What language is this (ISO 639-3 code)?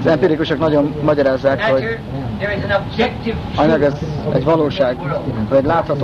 hun